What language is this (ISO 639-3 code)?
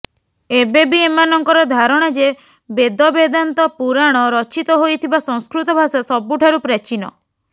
ori